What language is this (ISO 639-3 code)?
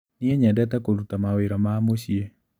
kik